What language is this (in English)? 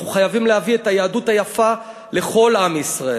Hebrew